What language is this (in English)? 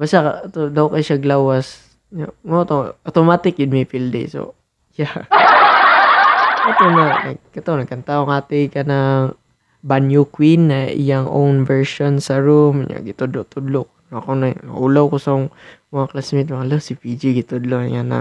Filipino